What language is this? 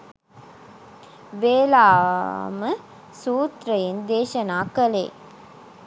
Sinhala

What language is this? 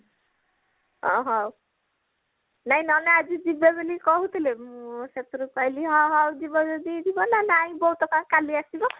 Odia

